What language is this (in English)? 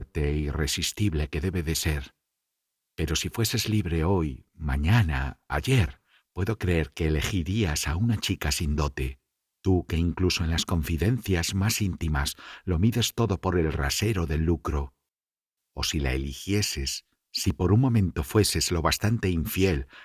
Spanish